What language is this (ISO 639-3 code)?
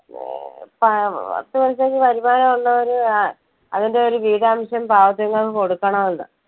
mal